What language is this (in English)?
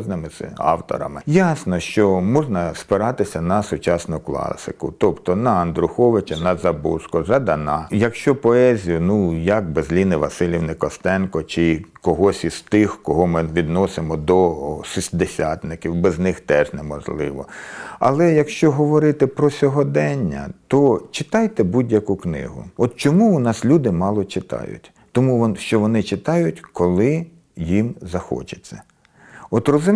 Ukrainian